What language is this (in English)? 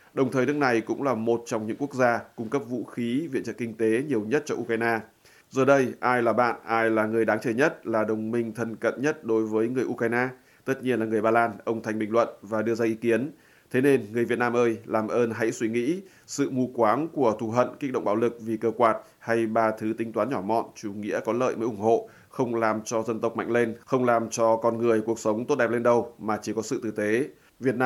Vietnamese